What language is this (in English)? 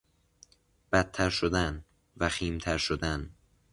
Persian